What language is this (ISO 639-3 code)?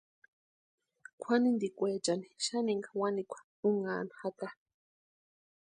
pua